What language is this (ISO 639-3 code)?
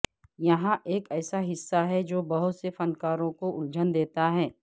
urd